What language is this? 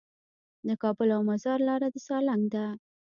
Pashto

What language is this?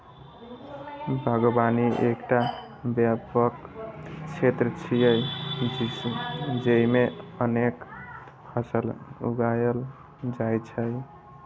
Maithili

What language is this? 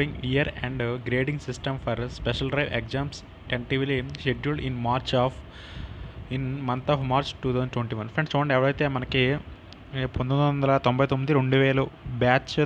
Hindi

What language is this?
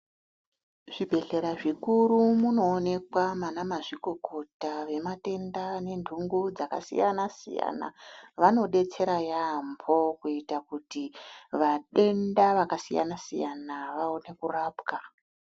Ndau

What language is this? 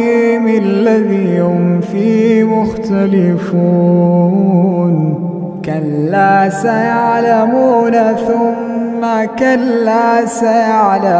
Arabic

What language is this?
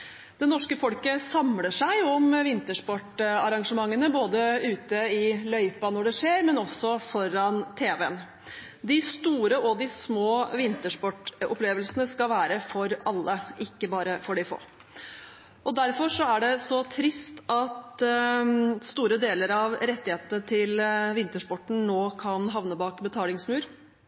Norwegian Bokmål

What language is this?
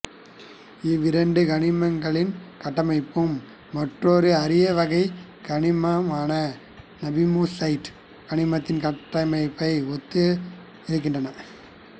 Tamil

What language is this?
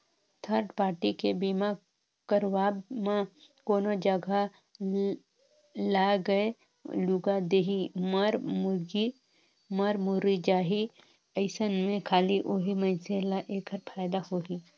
Chhattisgarhi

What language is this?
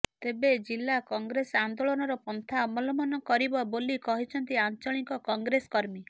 Odia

